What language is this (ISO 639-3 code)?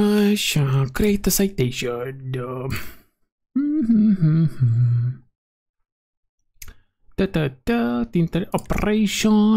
ron